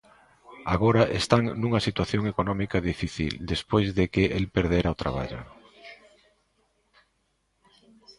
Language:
Galician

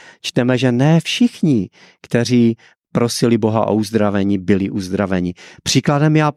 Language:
Czech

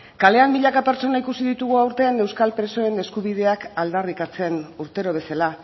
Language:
Basque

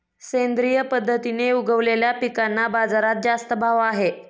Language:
Marathi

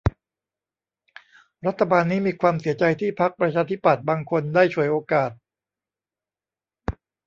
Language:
Thai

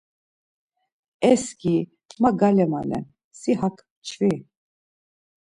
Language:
Laz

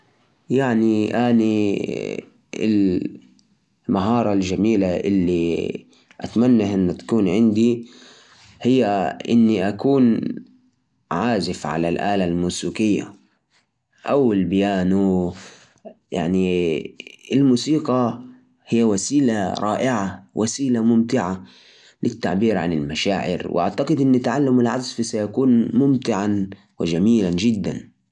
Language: Najdi Arabic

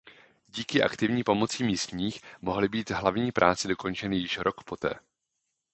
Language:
Czech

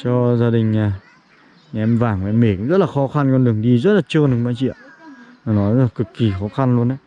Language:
Vietnamese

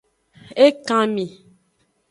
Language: Aja (Benin)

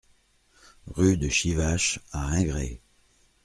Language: French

